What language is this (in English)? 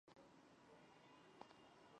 Chinese